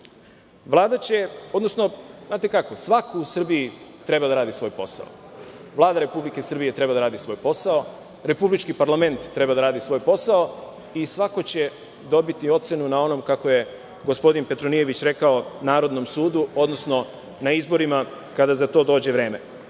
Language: Serbian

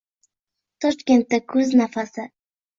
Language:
Uzbek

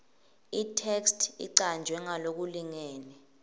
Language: Swati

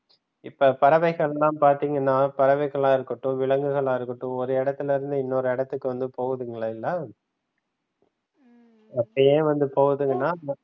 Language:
Tamil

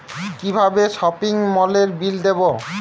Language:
Bangla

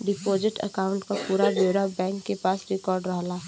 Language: Bhojpuri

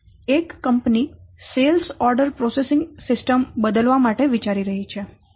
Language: Gujarati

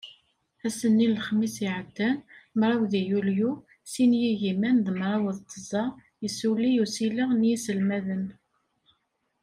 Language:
Kabyle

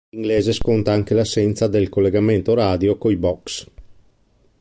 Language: Italian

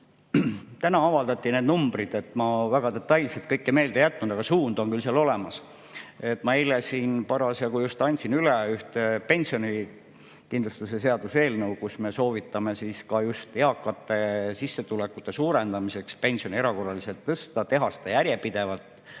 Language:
Estonian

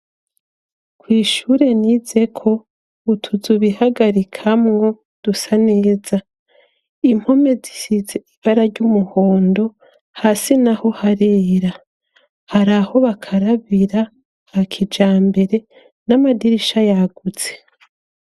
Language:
Rundi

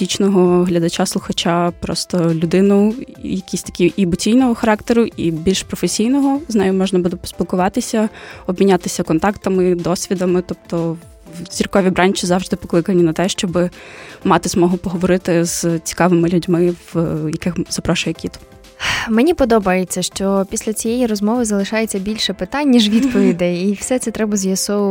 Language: Ukrainian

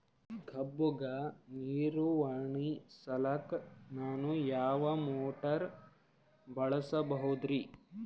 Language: Kannada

